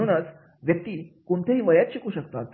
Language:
Marathi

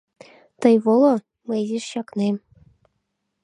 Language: Mari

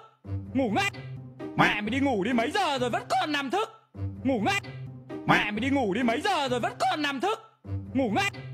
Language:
Vietnamese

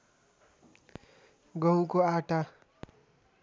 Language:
Nepali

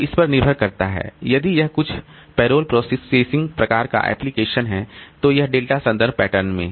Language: Hindi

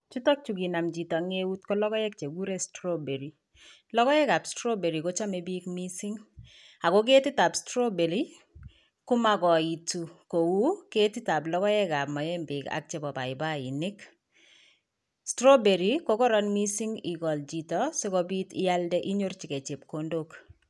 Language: Kalenjin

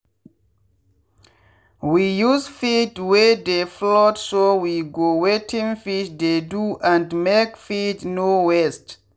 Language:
Nigerian Pidgin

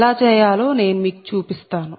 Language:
Telugu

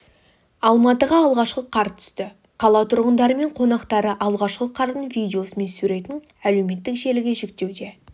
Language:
Kazakh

